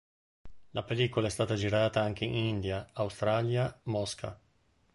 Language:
Italian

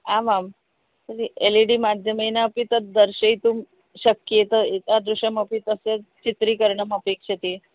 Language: Sanskrit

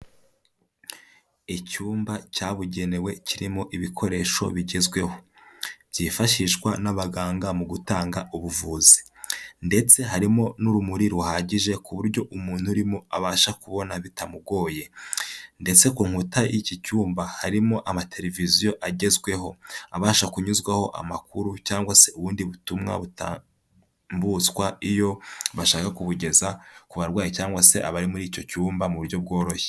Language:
Kinyarwanda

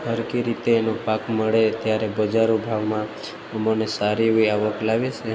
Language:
Gujarati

